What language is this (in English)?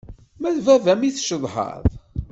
Kabyle